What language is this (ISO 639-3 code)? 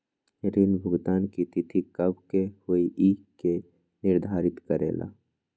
mag